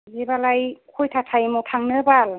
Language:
Bodo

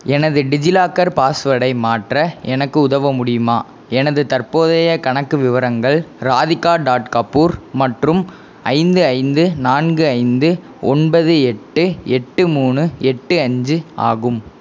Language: Tamil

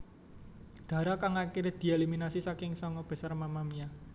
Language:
Javanese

